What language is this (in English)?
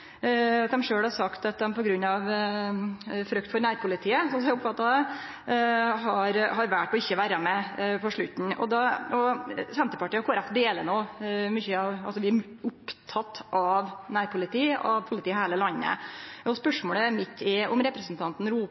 Norwegian Nynorsk